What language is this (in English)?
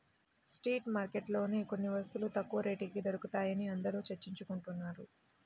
Telugu